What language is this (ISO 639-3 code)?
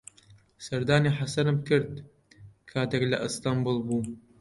ckb